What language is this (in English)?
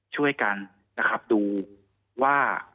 Thai